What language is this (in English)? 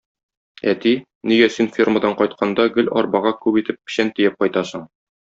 Tatar